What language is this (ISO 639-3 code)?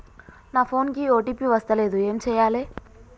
tel